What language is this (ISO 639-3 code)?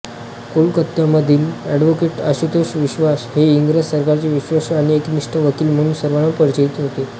mar